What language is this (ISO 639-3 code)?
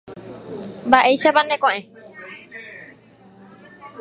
spa